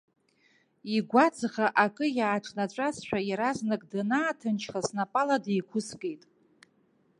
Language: Abkhazian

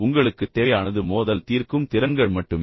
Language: Tamil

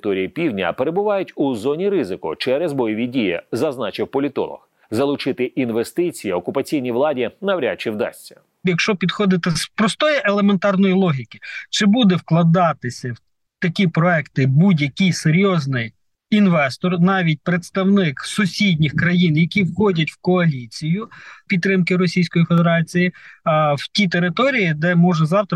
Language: Ukrainian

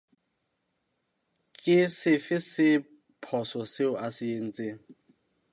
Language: Southern Sotho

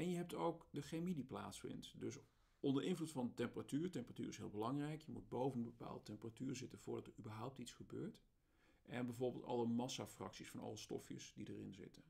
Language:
Dutch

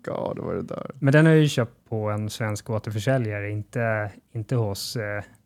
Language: Swedish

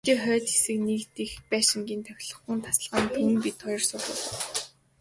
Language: Mongolian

